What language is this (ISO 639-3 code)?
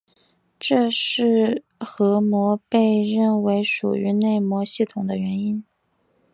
zho